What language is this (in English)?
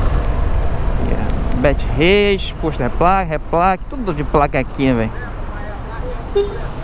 Portuguese